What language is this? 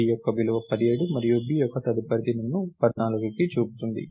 Telugu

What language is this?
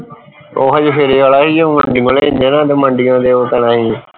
Punjabi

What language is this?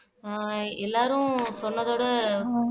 Tamil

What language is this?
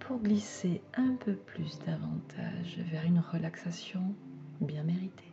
French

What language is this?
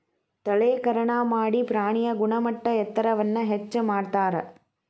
Kannada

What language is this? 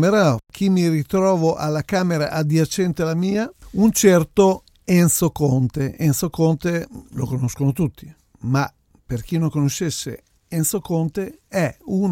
Italian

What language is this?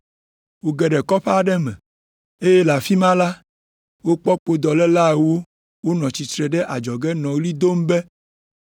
Ewe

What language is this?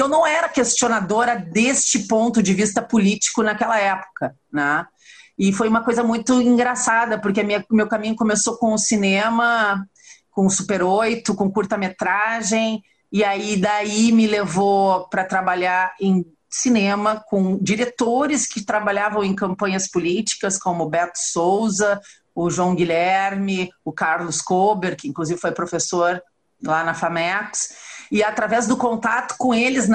Portuguese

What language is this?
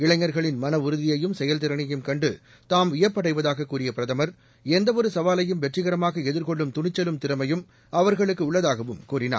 Tamil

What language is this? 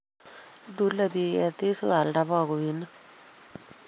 Kalenjin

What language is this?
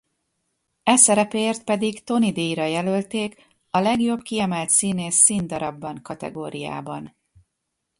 Hungarian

